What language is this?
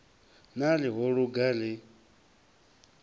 Venda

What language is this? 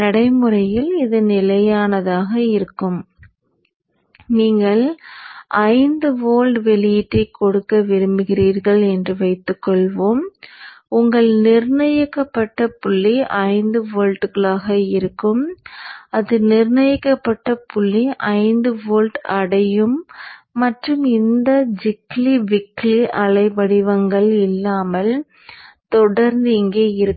Tamil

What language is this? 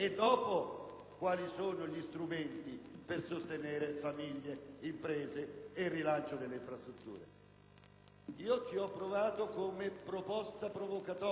Italian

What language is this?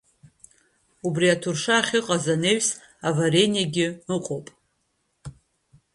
Abkhazian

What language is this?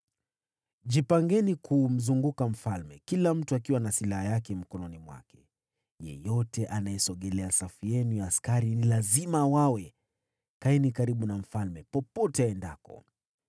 Swahili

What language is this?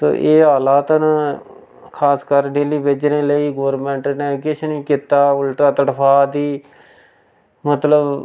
Dogri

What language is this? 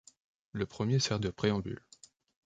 French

